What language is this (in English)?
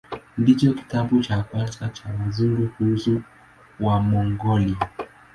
Swahili